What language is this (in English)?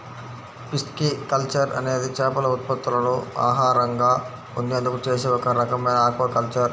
Telugu